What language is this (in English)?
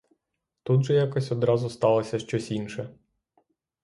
Ukrainian